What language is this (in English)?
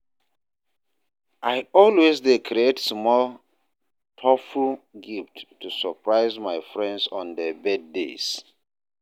Nigerian Pidgin